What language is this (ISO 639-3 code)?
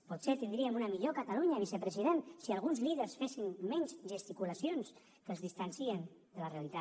cat